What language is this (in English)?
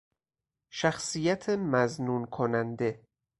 Persian